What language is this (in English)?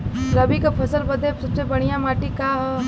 Bhojpuri